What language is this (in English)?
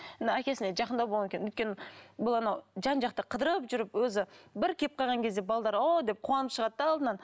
Kazakh